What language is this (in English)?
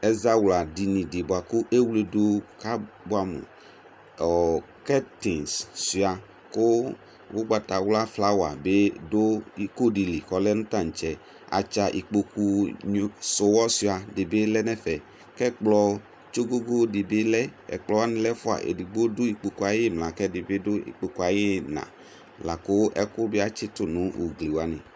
Ikposo